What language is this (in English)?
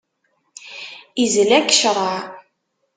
Kabyle